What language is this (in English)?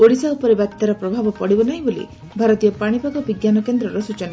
Odia